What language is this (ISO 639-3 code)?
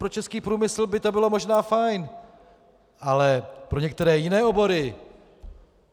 ces